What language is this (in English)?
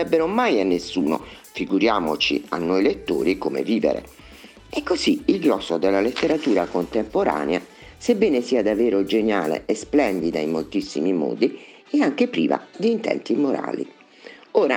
Italian